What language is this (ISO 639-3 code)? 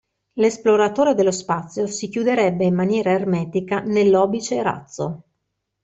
ita